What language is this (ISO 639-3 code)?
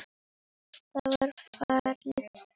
isl